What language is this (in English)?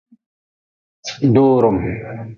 Nawdm